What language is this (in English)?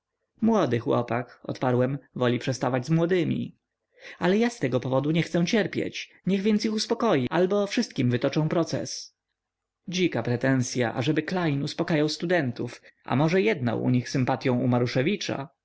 Polish